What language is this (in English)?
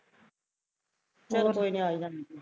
Punjabi